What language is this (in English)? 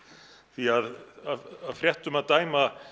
Icelandic